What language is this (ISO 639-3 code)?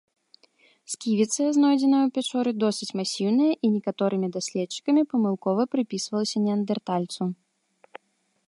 bel